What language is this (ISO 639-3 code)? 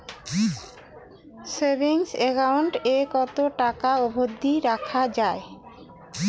ben